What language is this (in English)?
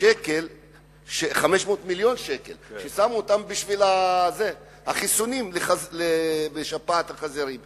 Hebrew